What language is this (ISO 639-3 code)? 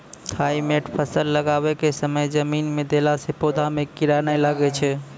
mai